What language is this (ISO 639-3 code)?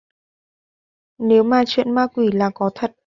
vie